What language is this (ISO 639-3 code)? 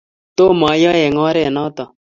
kln